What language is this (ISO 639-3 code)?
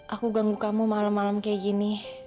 ind